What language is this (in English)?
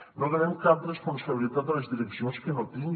Catalan